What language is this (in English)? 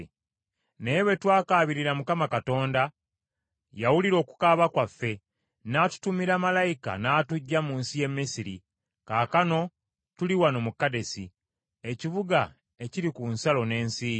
Ganda